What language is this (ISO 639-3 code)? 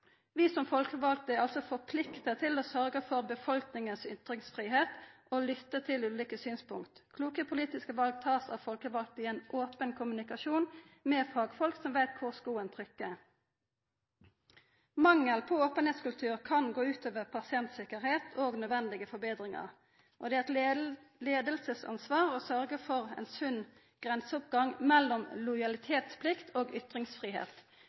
nno